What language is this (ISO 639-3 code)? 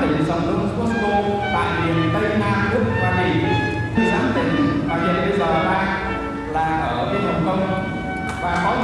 vie